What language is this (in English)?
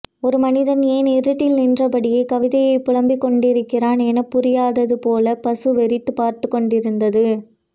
Tamil